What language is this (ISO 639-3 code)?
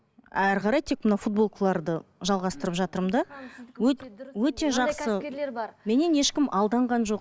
kaz